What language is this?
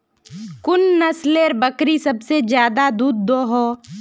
Magahi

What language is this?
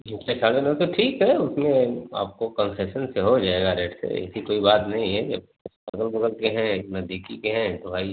Hindi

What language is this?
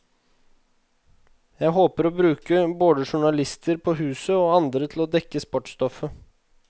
Norwegian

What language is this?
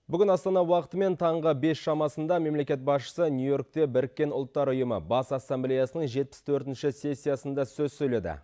Kazakh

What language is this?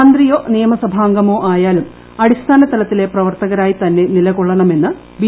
Malayalam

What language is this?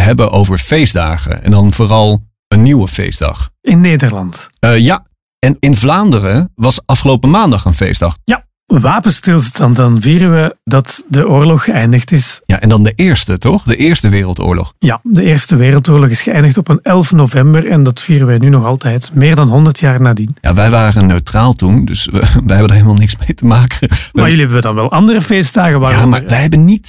Dutch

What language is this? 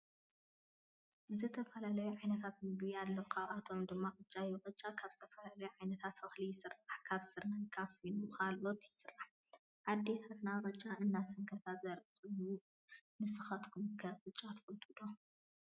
Tigrinya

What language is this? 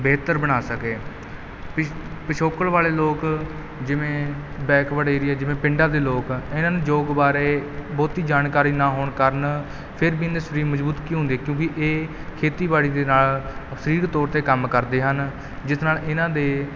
Punjabi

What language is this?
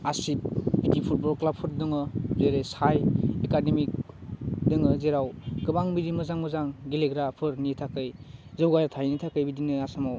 Bodo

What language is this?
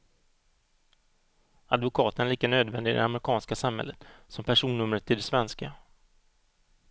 Swedish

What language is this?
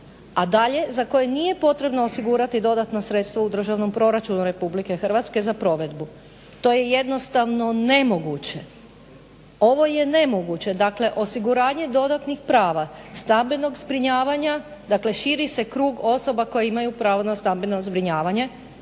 Croatian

